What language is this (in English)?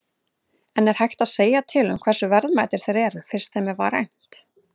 Icelandic